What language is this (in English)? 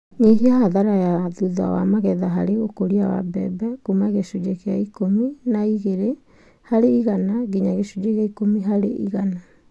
Kikuyu